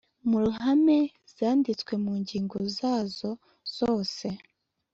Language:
Kinyarwanda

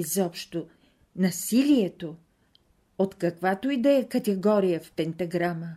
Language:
Bulgarian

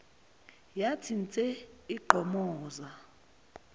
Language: Zulu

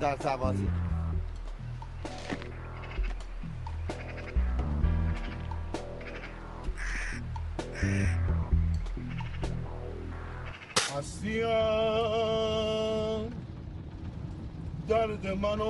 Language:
Persian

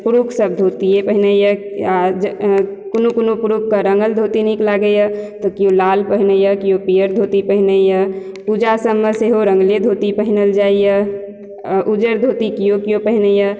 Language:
Maithili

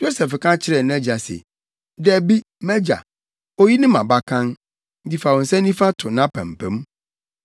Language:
Akan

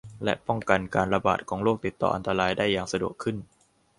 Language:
Thai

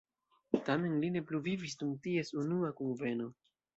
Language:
Esperanto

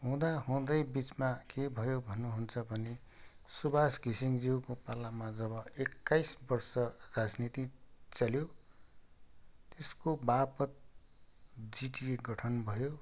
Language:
Nepali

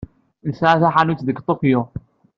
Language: Kabyle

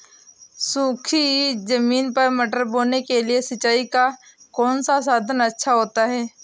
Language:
Hindi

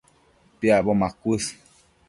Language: Matsés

